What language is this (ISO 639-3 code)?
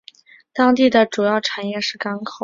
zho